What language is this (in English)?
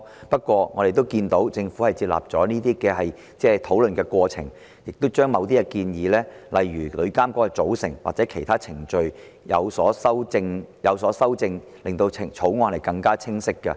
Cantonese